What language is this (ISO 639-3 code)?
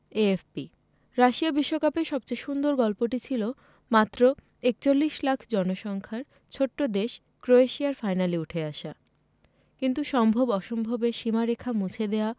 ben